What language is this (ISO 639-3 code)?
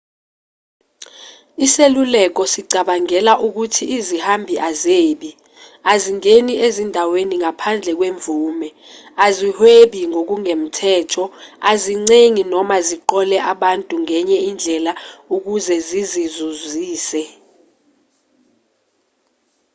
zul